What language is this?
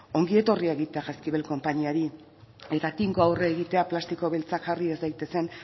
Basque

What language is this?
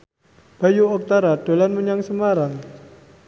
Javanese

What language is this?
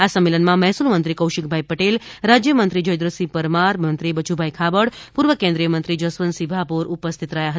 Gujarati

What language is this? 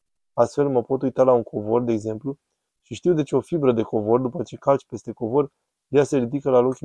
Romanian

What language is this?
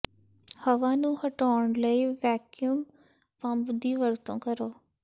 Punjabi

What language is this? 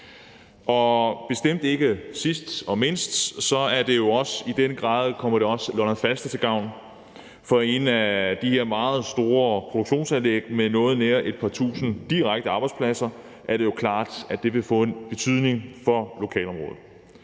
Danish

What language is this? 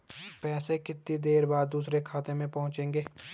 Hindi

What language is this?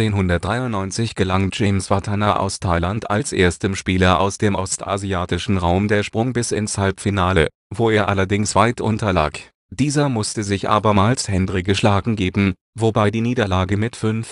German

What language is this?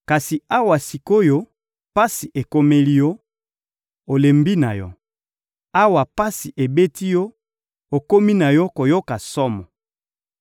Lingala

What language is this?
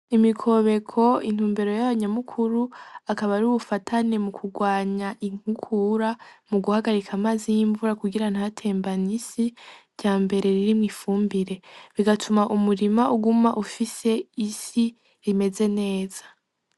Rundi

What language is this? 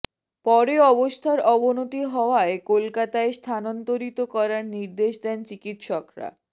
Bangla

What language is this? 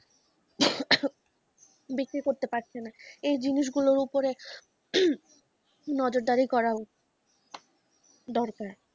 Bangla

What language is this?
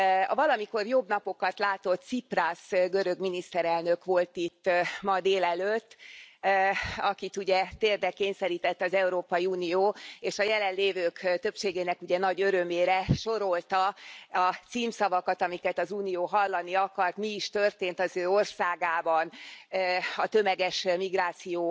Hungarian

